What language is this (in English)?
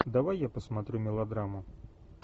Russian